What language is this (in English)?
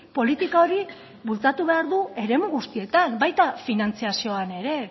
Basque